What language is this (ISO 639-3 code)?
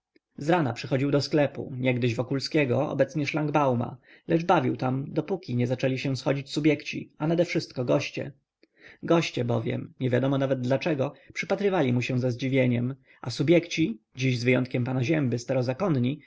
pol